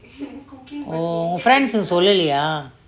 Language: English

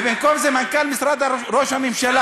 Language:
Hebrew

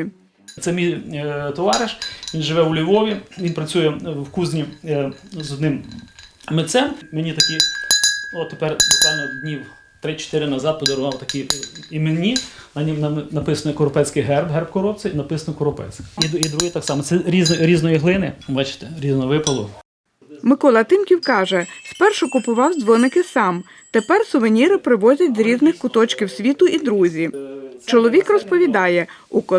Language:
Ukrainian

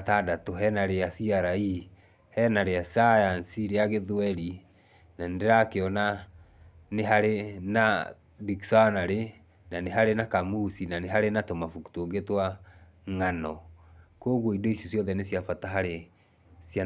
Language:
Kikuyu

